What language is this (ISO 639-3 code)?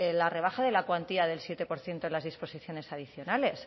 spa